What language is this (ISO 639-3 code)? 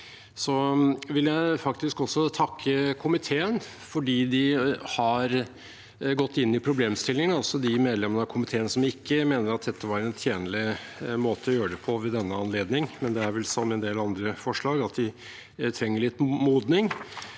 nor